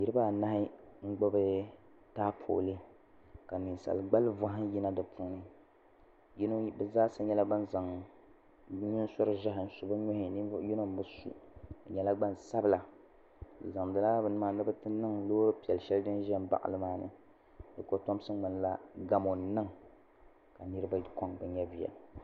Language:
Dagbani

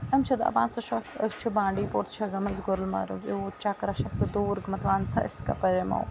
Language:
Kashmiri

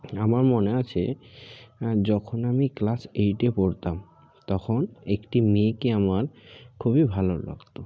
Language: Bangla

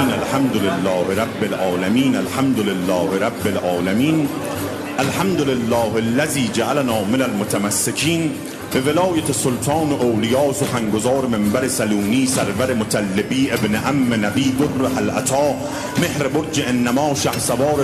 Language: Persian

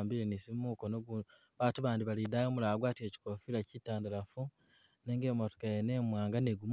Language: Masaaba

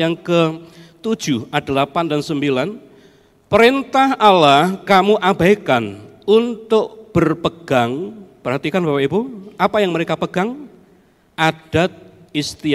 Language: Indonesian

